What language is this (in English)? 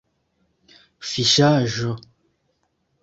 Esperanto